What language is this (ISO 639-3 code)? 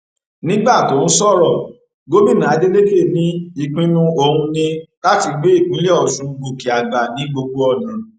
yor